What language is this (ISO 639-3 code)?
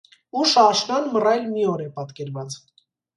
hye